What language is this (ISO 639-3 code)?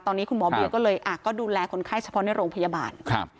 tha